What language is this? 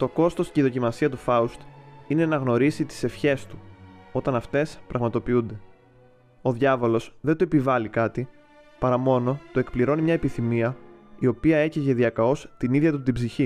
Greek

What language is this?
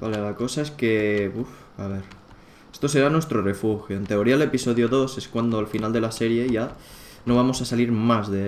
Spanish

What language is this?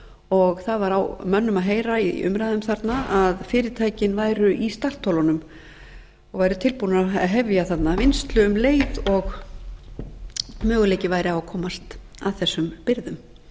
Icelandic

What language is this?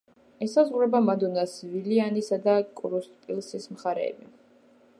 Georgian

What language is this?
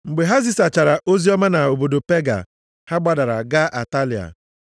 Igbo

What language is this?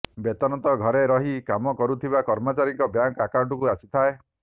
Odia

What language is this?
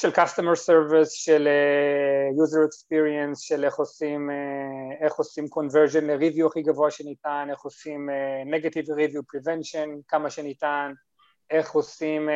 Hebrew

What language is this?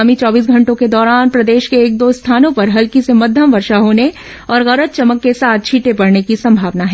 Hindi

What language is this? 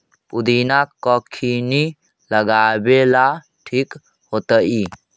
Magahi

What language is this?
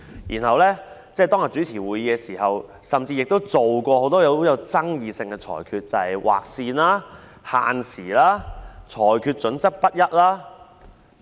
Cantonese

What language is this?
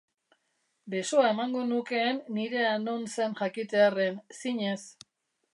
Basque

